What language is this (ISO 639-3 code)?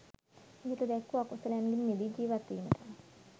sin